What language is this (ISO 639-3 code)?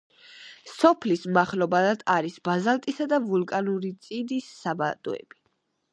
kat